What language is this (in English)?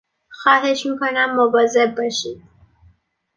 Persian